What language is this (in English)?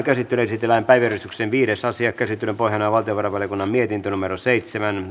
Finnish